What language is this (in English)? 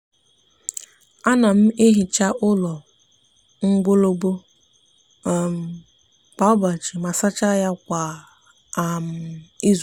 Igbo